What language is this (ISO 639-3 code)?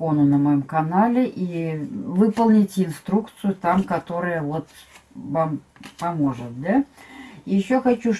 rus